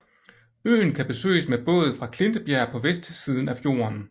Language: Danish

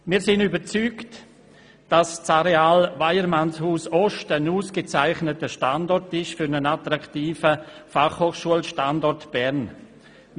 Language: Swiss German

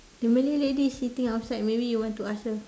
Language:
English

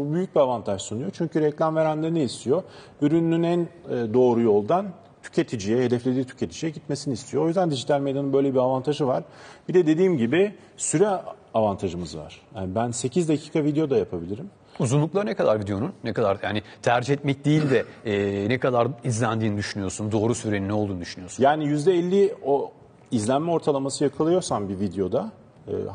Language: Turkish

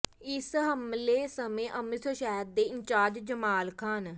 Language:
Punjabi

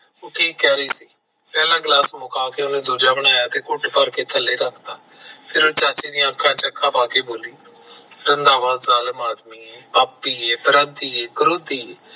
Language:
Punjabi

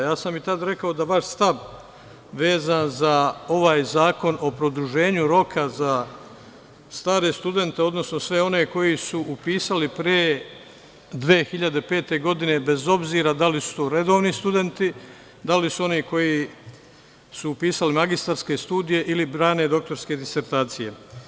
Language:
Serbian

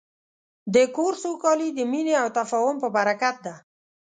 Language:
Pashto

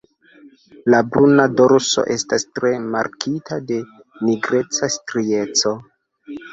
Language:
Esperanto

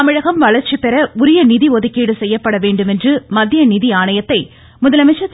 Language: Tamil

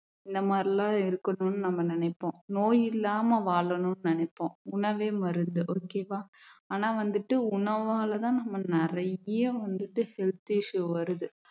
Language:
Tamil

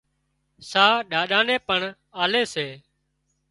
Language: Wadiyara Koli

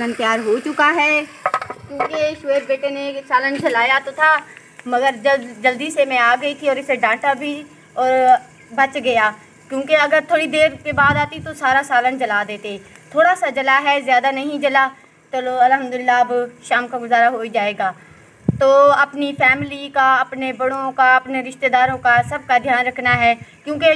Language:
Hindi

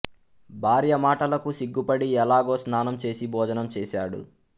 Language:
Telugu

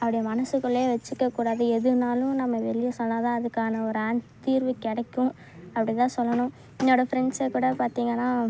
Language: Tamil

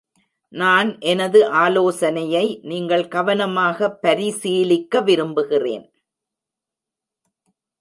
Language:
Tamil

